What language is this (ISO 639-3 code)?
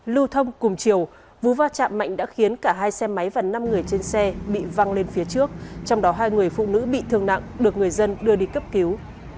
vie